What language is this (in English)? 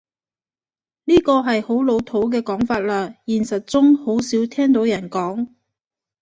Cantonese